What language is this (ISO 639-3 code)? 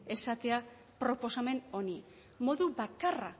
eus